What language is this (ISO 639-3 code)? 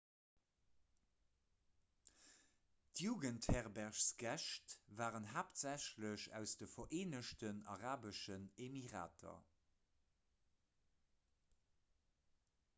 ltz